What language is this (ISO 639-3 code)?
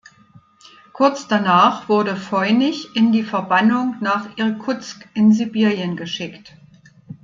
deu